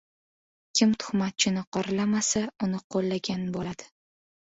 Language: Uzbek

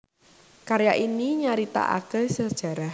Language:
Javanese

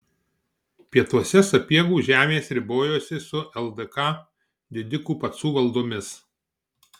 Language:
Lithuanian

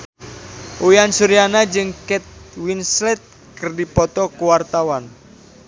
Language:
Sundanese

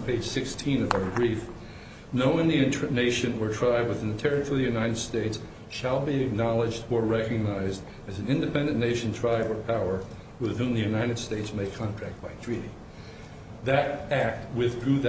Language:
English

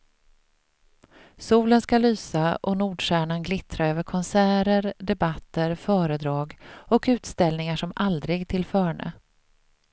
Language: Swedish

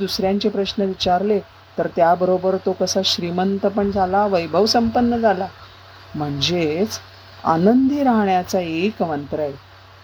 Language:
Marathi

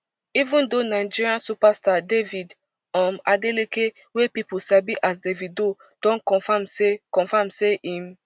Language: Nigerian Pidgin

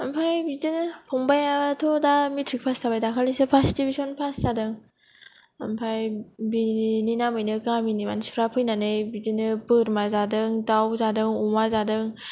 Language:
Bodo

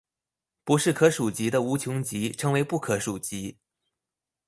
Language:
Chinese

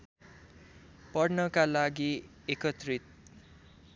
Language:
Nepali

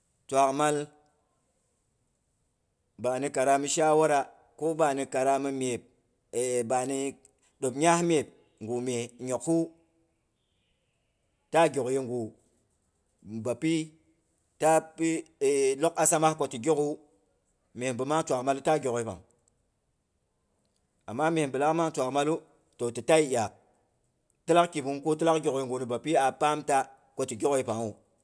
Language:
Boghom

